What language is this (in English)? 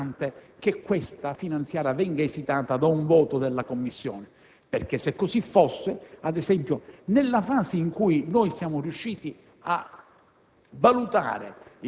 Italian